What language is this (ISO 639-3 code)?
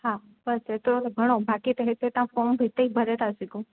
snd